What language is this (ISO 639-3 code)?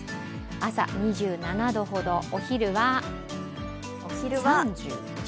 jpn